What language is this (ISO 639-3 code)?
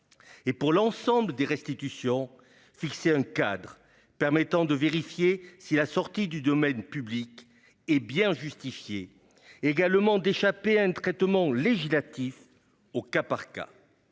fra